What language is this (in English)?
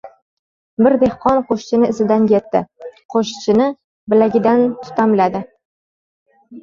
Uzbek